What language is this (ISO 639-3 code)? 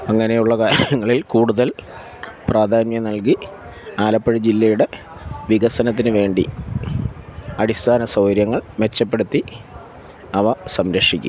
mal